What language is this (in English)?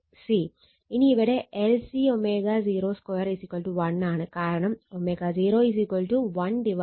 Malayalam